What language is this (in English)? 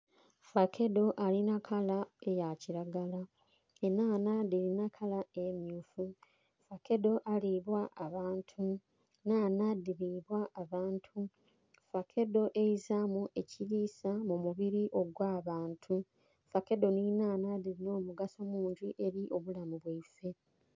Soga